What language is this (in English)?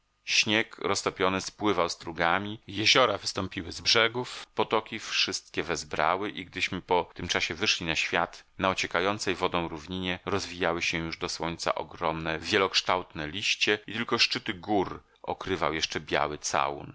Polish